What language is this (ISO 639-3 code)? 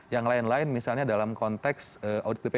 ind